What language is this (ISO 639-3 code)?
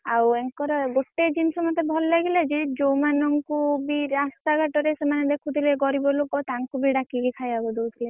ori